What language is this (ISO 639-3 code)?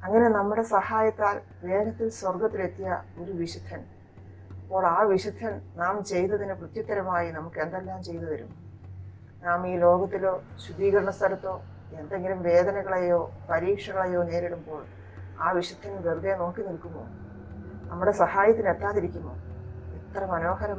hin